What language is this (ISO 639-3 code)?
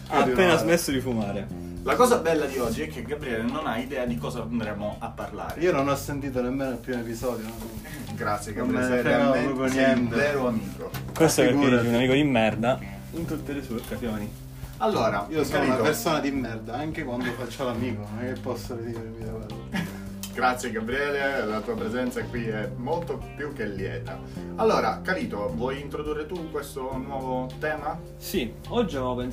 ita